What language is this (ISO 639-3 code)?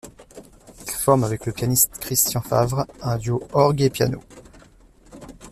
fra